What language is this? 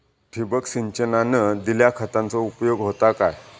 Marathi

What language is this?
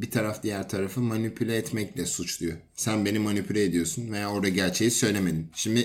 Turkish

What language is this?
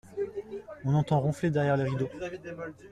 French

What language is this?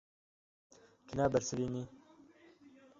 Kurdish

